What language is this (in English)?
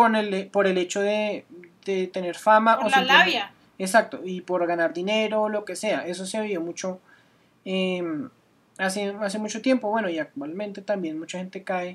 Spanish